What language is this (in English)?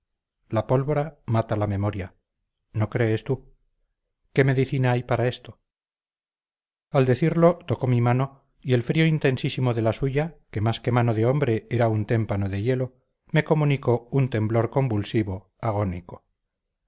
Spanish